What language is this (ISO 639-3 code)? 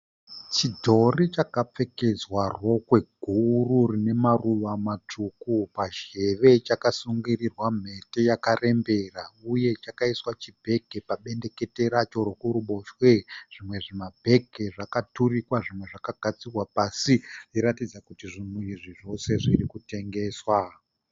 sna